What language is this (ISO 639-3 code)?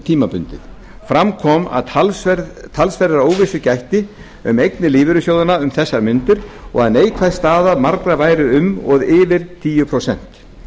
isl